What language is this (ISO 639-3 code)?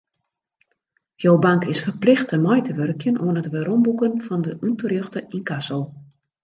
fry